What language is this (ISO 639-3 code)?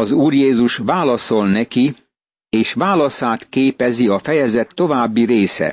hun